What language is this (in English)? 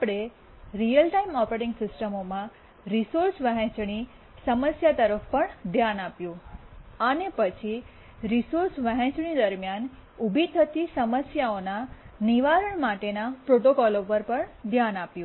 Gujarati